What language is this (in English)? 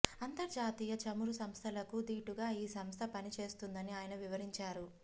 Telugu